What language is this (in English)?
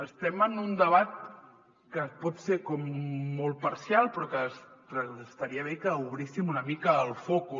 Catalan